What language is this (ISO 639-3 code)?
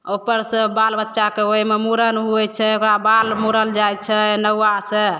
mai